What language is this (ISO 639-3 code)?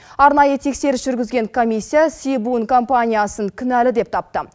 kaz